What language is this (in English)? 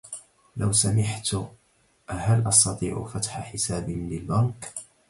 Arabic